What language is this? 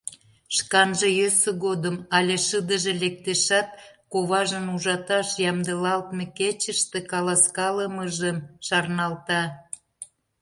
Mari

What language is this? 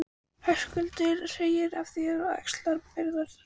Icelandic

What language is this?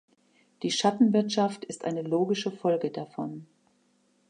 German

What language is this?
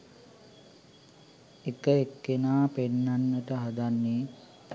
Sinhala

